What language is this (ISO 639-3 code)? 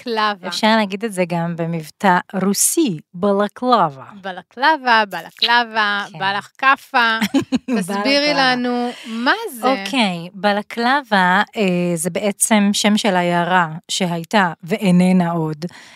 heb